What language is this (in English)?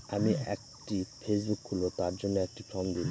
Bangla